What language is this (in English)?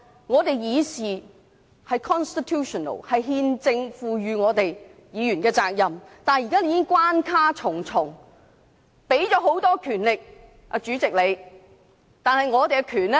Cantonese